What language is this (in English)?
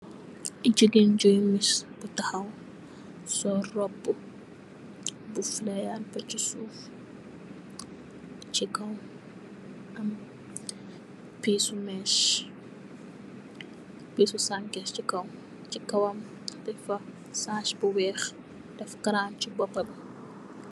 Wolof